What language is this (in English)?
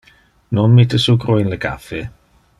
Interlingua